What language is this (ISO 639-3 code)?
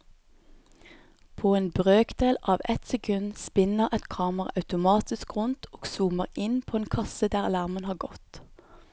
nor